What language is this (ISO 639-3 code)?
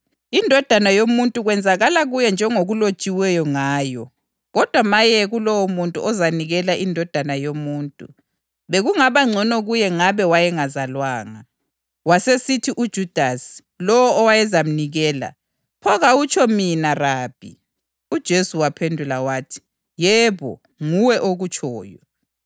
nde